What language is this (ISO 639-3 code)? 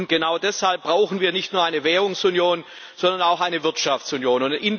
deu